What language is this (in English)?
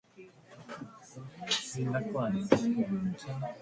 English